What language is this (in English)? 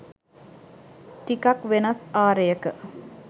Sinhala